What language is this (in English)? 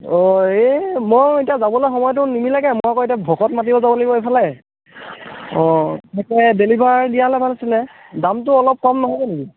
Assamese